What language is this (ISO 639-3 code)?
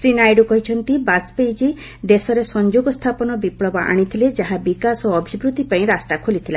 ori